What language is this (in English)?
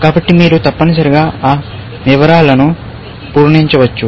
Telugu